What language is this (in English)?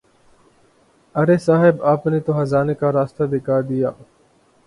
Urdu